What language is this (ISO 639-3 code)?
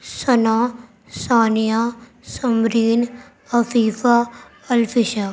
urd